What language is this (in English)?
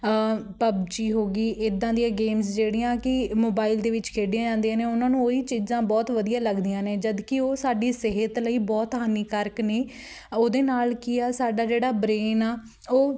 Punjabi